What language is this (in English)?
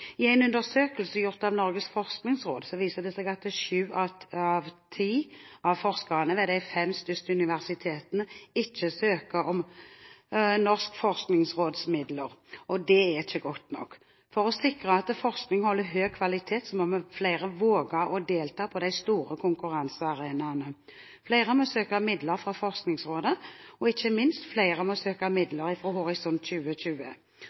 Norwegian Bokmål